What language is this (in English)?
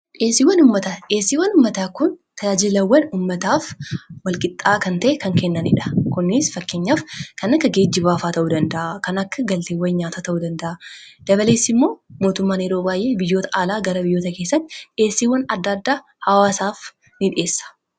Oromo